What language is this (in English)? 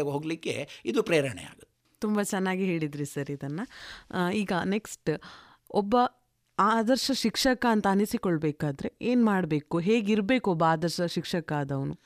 Kannada